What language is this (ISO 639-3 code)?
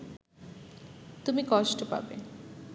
ben